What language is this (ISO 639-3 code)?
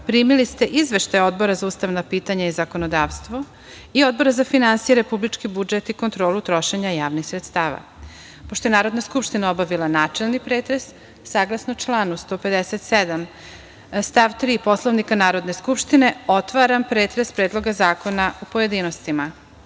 srp